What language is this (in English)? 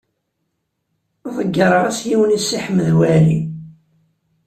Kabyle